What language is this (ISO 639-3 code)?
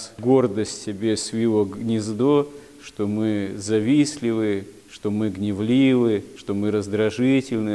rus